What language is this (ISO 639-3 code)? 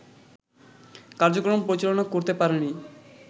ben